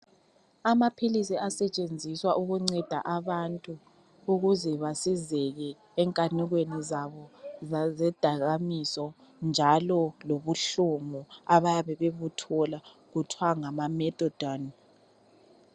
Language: North Ndebele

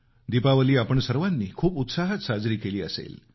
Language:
Marathi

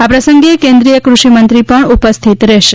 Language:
Gujarati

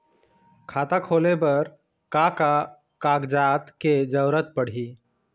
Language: Chhattisgarhi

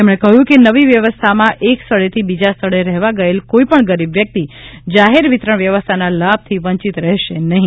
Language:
Gujarati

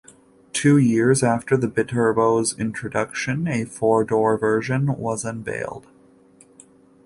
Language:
English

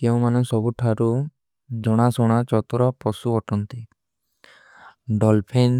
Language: Kui (India)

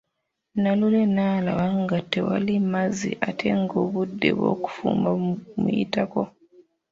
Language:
Ganda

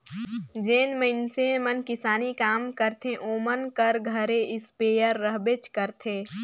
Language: Chhattisgarhi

